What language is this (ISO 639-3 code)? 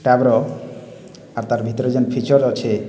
ori